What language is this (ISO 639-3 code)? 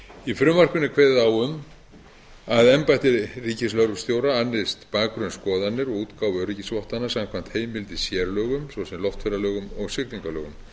isl